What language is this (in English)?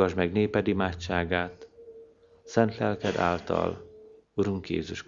Hungarian